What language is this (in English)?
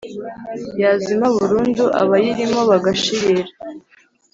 Kinyarwanda